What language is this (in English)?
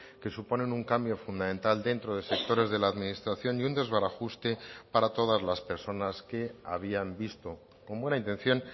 Spanish